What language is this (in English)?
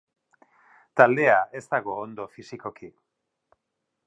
Basque